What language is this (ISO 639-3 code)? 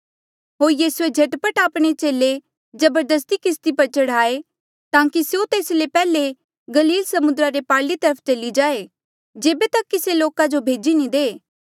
mjl